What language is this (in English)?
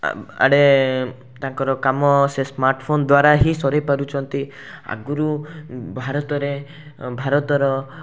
Odia